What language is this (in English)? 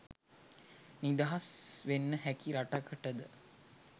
Sinhala